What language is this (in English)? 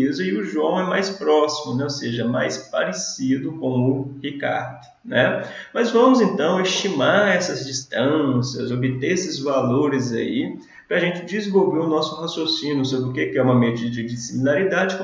Portuguese